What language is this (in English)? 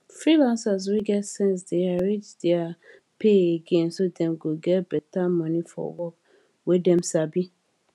Nigerian Pidgin